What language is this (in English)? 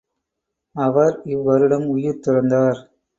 Tamil